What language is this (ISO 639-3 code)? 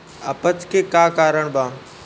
bho